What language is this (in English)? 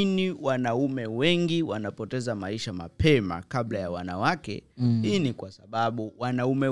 Swahili